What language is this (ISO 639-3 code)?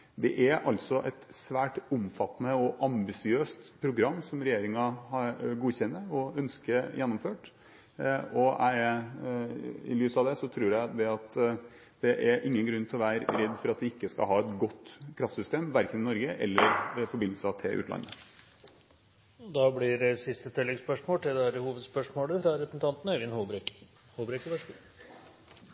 nor